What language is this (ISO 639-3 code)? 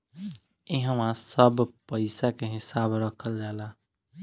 bho